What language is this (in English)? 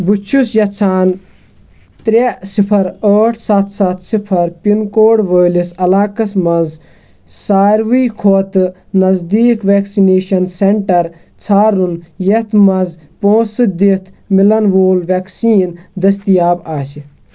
Kashmiri